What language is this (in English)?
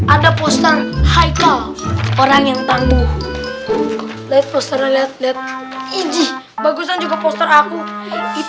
Indonesian